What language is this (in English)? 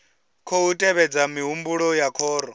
Venda